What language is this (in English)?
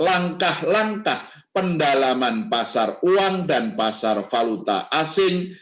Indonesian